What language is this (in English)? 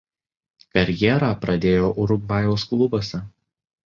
Lithuanian